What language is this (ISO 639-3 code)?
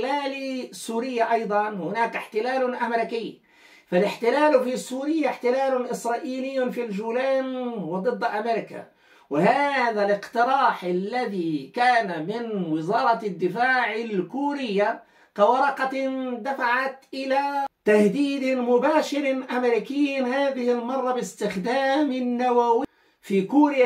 ara